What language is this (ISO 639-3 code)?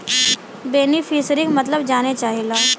bho